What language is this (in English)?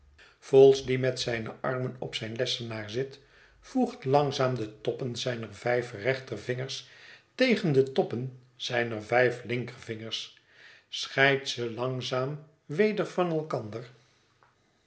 Dutch